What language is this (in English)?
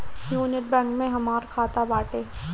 Bhojpuri